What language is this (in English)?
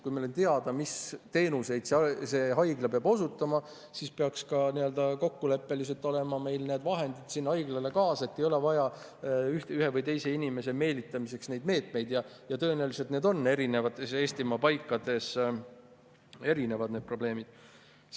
Estonian